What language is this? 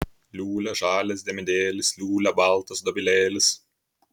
Lithuanian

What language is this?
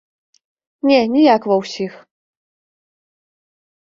Belarusian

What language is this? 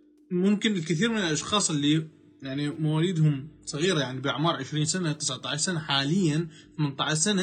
Arabic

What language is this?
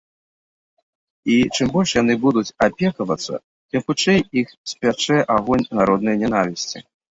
Belarusian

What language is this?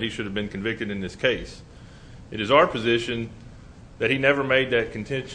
English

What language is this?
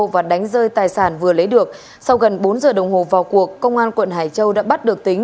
Vietnamese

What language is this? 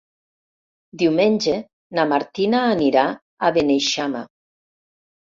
Catalan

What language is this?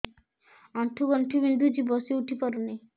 Odia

